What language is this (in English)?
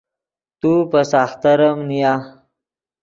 Yidgha